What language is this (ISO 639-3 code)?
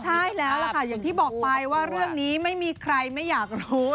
tha